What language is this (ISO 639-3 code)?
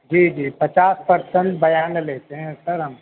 urd